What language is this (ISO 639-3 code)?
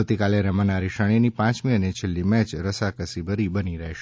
guj